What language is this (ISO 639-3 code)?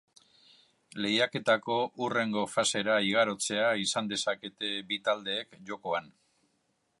eus